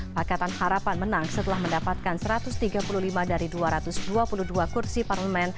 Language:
Indonesian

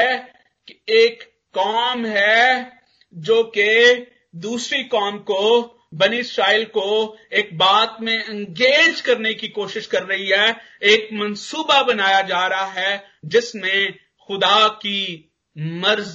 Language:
Hindi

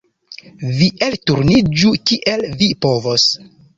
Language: Esperanto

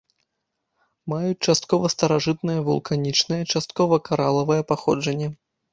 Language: Belarusian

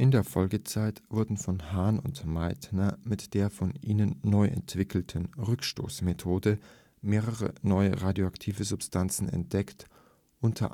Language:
German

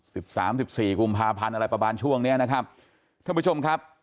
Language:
Thai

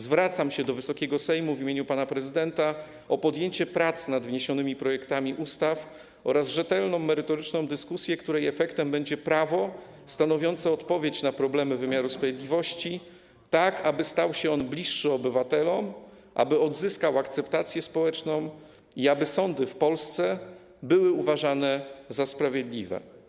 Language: Polish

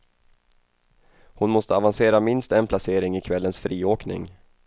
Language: Swedish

